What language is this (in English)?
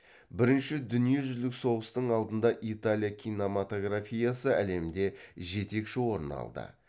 Kazakh